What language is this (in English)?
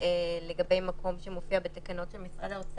Hebrew